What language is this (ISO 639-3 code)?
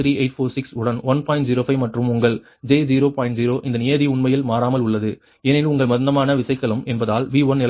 tam